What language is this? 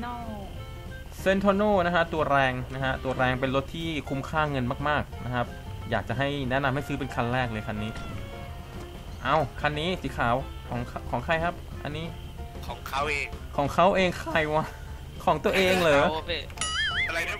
Thai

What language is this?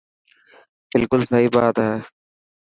Dhatki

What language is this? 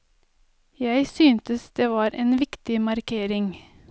Norwegian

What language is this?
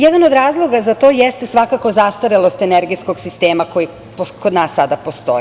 Serbian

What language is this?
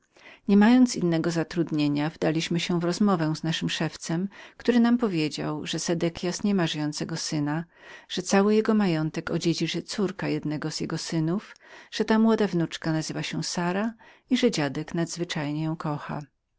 Polish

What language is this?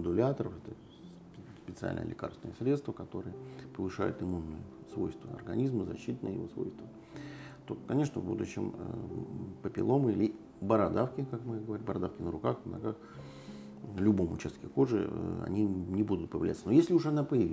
Russian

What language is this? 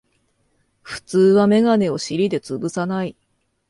Japanese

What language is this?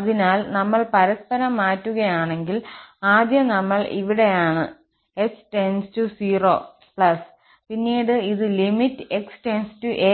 Malayalam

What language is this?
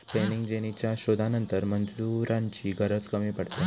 Marathi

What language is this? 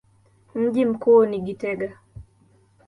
Swahili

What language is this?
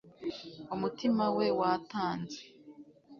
Kinyarwanda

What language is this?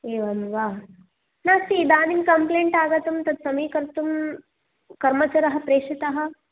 Sanskrit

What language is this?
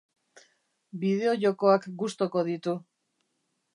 Basque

